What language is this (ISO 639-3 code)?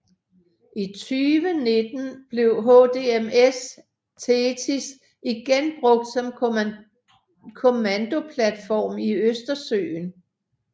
dan